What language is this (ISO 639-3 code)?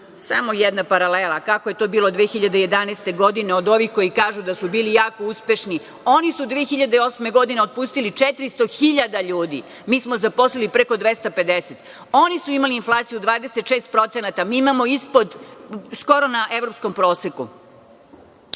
srp